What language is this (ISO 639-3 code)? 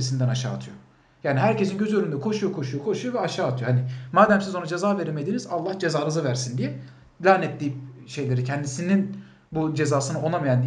tur